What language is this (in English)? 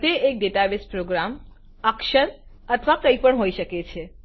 Gujarati